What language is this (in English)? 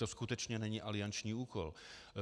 Czech